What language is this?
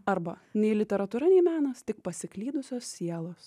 Lithuanian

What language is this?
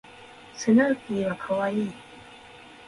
Japanese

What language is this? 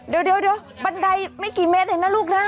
Thai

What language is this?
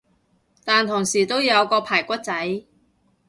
Cantonese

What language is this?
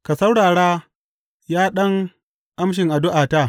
Hausa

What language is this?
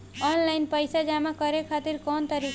Bhojpuri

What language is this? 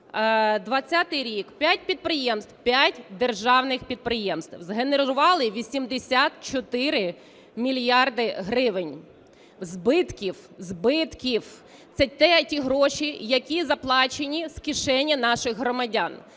Ukrainian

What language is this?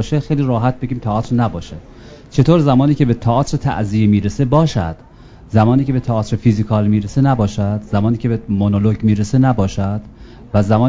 Persian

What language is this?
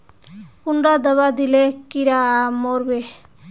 Magahi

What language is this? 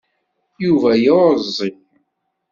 Kabyle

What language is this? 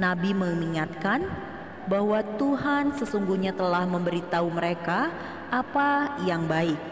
Indonesian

